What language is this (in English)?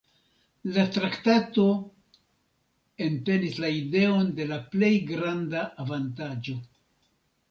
Esperanto